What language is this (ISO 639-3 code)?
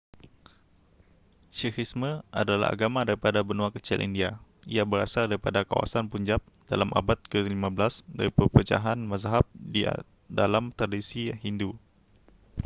msa